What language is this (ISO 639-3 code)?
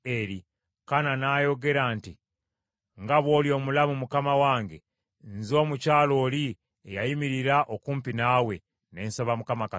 lug